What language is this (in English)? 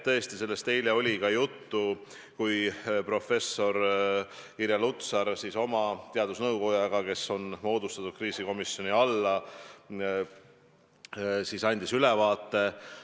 Estonian